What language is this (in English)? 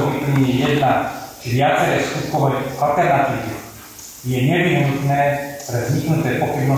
Slovak